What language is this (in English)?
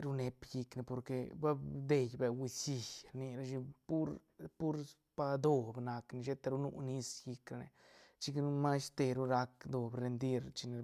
Santa Catarina Albarradas Zapotec